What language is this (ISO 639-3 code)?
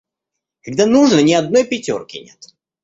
rus